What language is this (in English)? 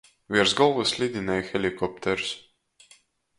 Latgalian